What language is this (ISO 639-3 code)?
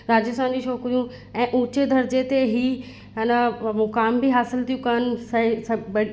snd